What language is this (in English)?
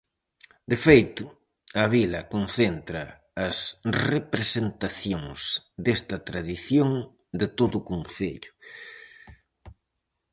Galician